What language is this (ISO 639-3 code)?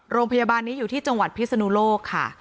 tha